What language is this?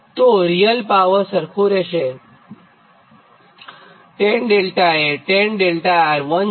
Gujarati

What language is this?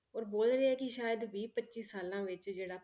Punjabi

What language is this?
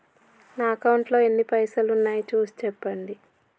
Telugu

